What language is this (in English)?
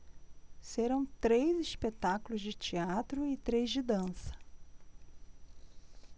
Portuguese